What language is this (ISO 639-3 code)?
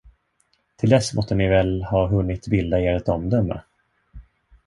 swe